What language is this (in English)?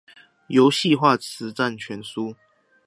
Chinese